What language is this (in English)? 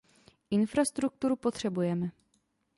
Czech